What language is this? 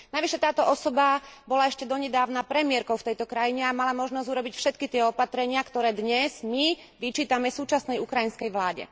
Slovak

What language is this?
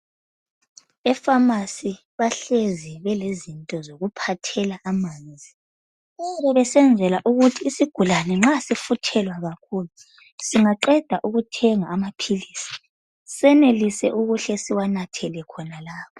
North Ndebele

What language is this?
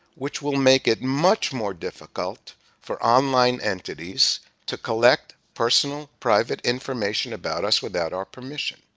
English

